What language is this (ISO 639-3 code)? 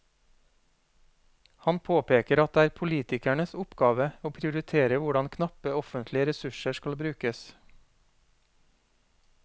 nor